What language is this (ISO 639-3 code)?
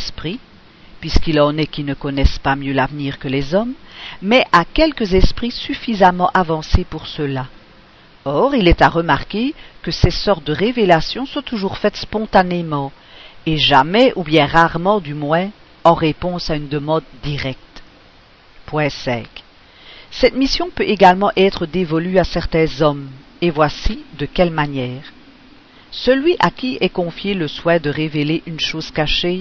fra